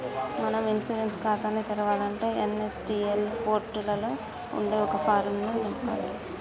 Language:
Telugu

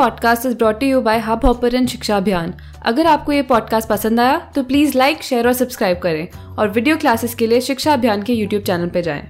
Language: Hindi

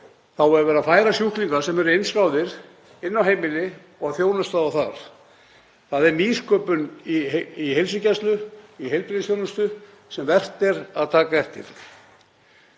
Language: Icelandic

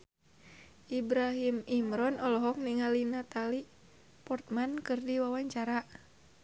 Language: Sundanese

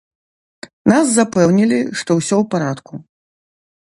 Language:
Belarusian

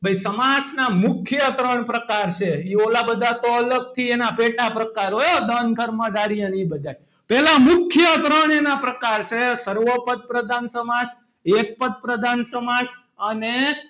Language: Gujarati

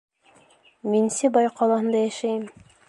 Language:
Bashkir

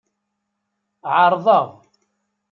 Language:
Kabyle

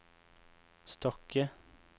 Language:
Norwegian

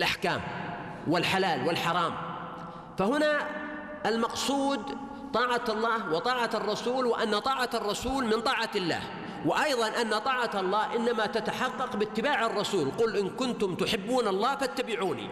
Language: Arabic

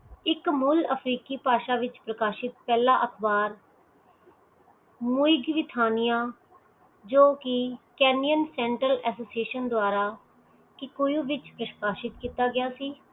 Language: Punjabi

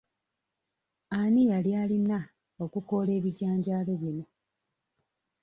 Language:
Ganda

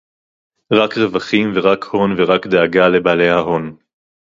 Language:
Hebrew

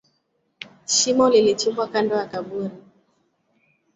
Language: Swahili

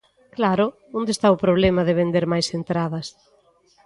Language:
Galician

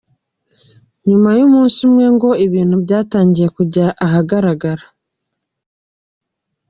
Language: Kinyarwanda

